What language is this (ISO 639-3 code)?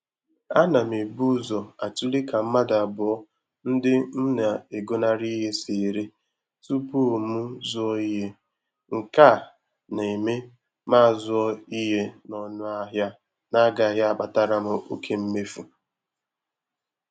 ibo